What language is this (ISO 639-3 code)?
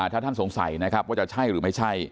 tha